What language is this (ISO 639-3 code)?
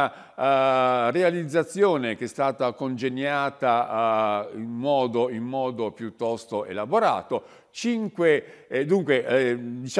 ita